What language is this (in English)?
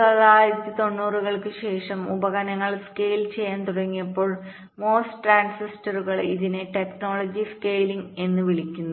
Malayalam